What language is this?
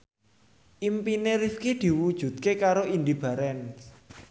Javanese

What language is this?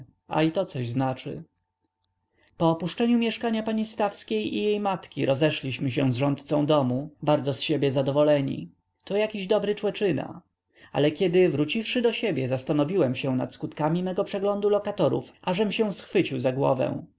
Polish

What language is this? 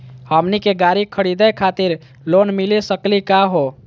Magahi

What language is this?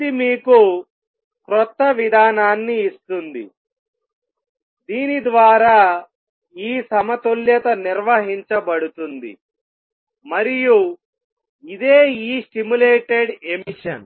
Telugu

